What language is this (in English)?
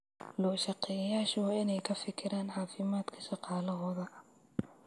Somali